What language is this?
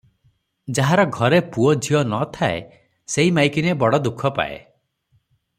Odia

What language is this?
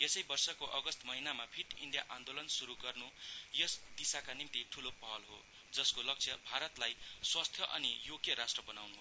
Nepali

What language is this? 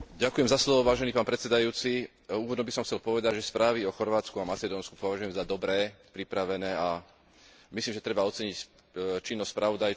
Slovak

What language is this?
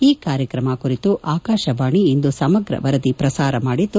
Kannada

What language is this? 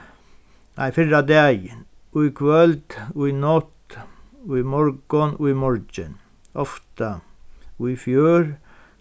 Faroese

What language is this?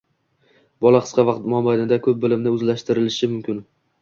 Uzbek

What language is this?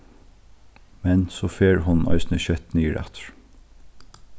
Faroese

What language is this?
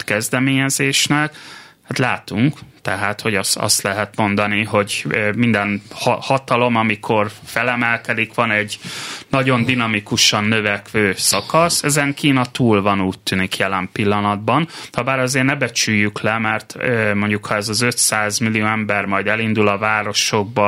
Hungarian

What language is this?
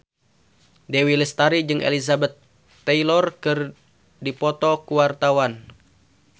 Sundanese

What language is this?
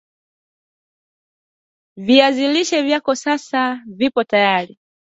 Swahili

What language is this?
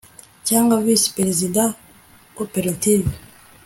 Kinyarwanda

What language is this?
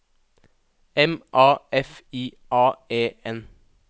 Norwegian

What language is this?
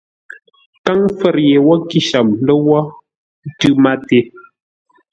Ngombale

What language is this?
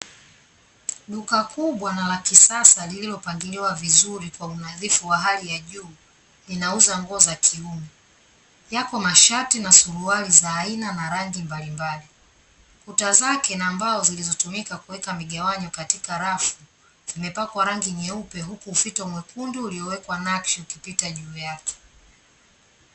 Swahili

